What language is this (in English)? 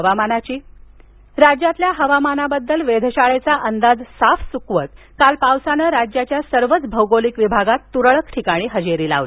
Marathi